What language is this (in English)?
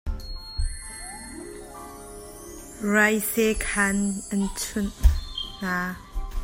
Hakha Chin